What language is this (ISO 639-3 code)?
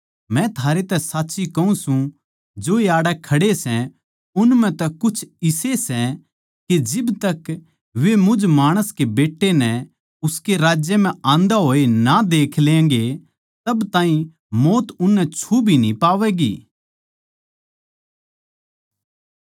bgc